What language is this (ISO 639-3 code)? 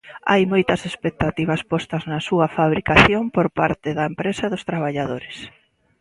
glg